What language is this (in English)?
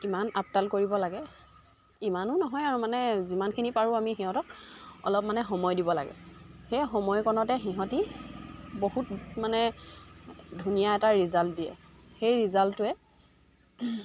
Assamese